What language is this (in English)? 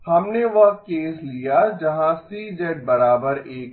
Hindi